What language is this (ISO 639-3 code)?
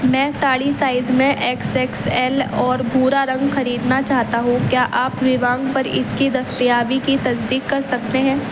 urd